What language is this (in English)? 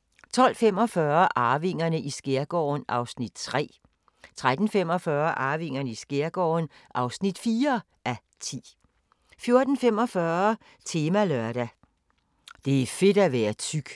Danish